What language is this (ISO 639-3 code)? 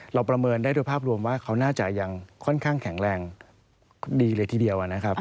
tha